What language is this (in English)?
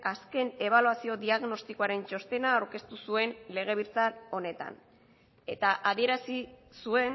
Basque